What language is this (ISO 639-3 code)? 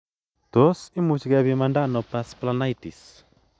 kln